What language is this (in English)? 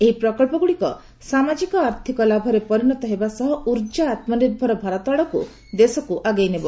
Odia